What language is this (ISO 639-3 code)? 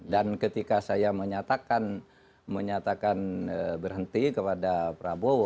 ind